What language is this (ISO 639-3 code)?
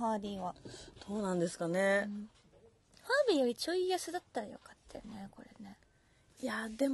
jpn